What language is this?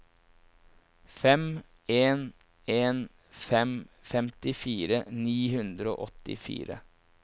Norwegian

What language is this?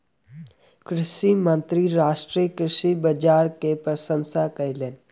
Maithili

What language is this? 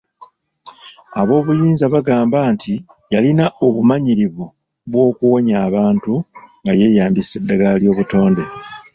Ganda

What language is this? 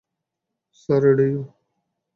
Bangla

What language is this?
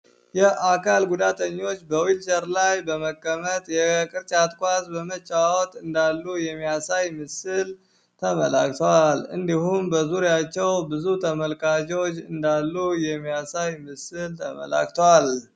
Amharic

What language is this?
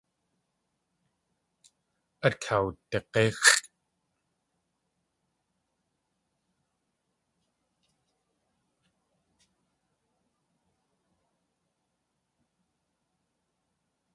Tlingit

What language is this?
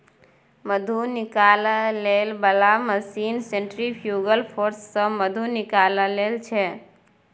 Maithili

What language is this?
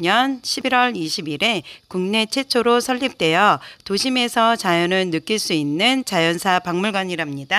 Korean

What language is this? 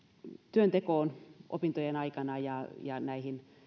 Finnish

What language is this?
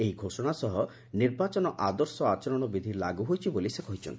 Odia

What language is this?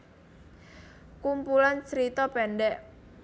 Javanese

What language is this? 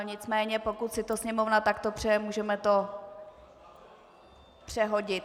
Czech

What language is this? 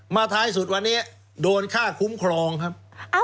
Thai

